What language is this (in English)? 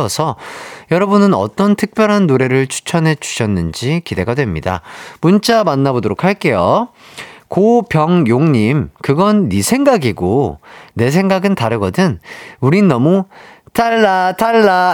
Korean